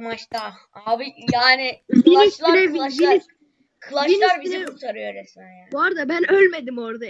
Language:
Turkish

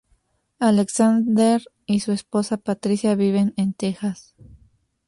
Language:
Spanish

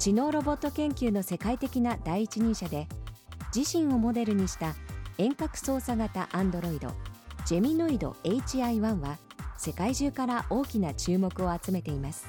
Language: Japanese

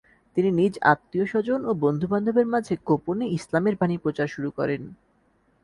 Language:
Bangla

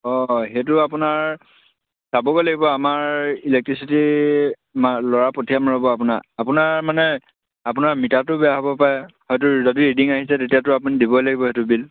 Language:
Assamese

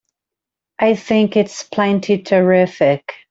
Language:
English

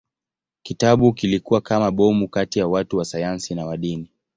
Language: Swahili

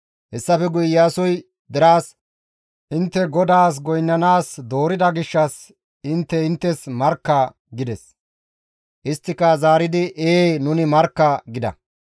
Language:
Gamo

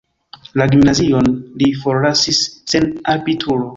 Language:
Esperanto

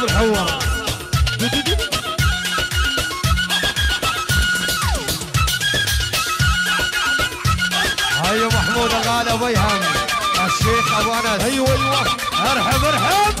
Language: Arabic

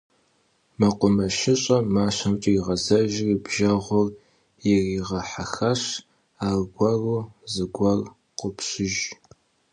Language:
Kabardian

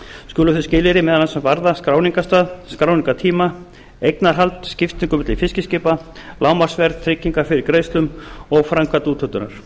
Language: Icelandic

